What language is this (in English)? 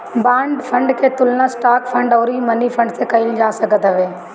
Bhojpuri